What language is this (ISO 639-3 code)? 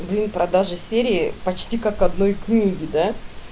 rus